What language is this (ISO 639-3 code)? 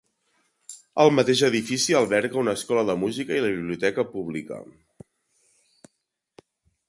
cat